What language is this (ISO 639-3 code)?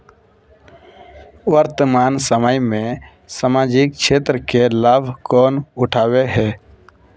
mag